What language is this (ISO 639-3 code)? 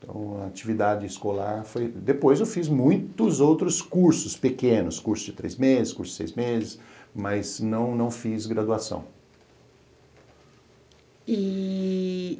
por